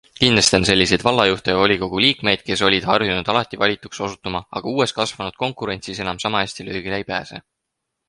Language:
Estonian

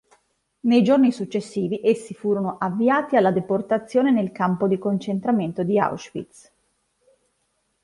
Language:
Italian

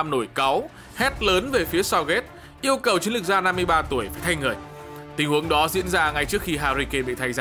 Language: Vietnamese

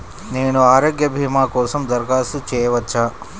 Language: Telugu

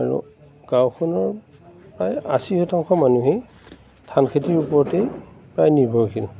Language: Assamese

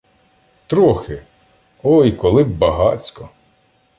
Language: Ukrainian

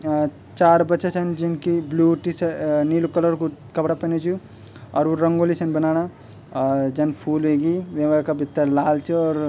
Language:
Garhwali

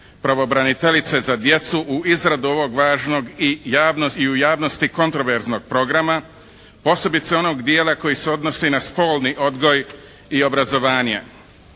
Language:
Croatian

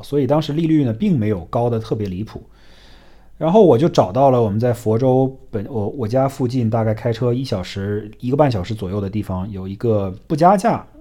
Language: Chinese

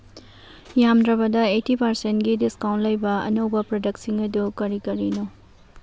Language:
Manipuri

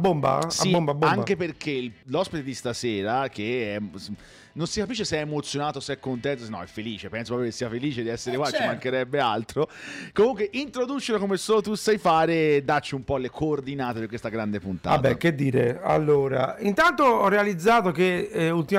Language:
Italian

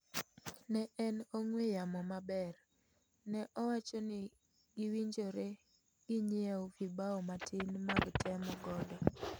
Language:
Luo (Kenya and Tanzania)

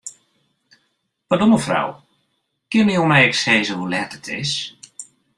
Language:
Western Frisian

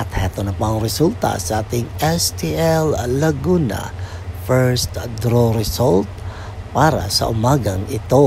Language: Filipino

